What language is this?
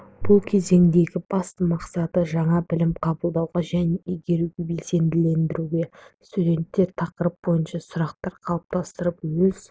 Kazakh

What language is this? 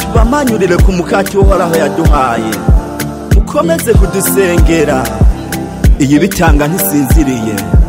Thai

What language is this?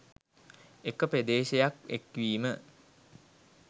Sinhala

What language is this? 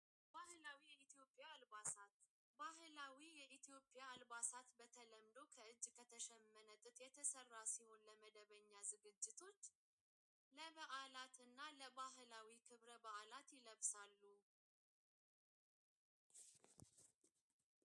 Tigrinya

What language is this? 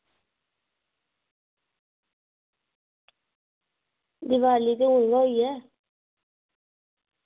Dogri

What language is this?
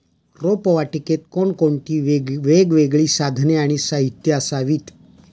Marathi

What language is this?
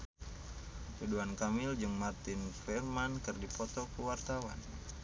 Sundanese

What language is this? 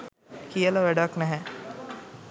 Sinhala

